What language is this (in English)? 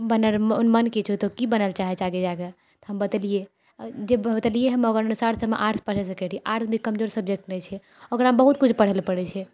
Maithili